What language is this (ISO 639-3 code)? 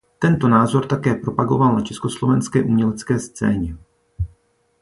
ces